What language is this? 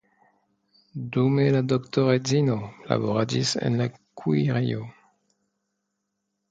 Esperanto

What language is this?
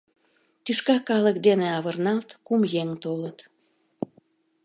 Mari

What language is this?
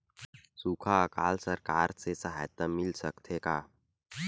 Chhattisgarhi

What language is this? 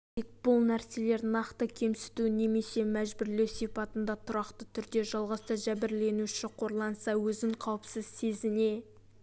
Kazakh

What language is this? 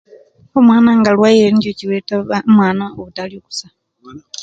Kenyi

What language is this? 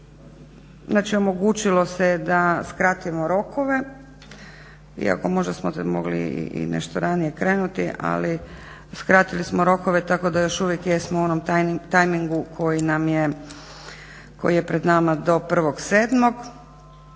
Croatian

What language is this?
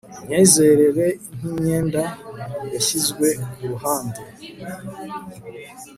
Kinyarwanda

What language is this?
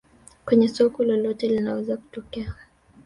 Swahili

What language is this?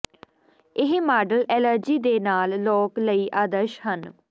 Punjabi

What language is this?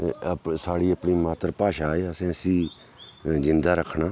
Dogri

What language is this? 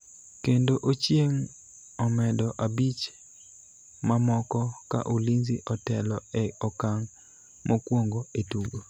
Luo (Kenya and Tanzania)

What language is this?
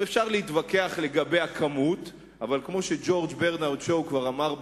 Hebrew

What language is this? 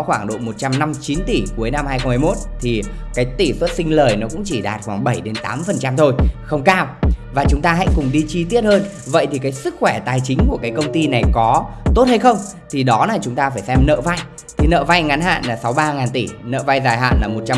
Vietnamese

